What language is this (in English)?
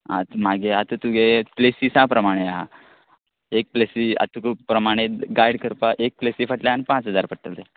Konkani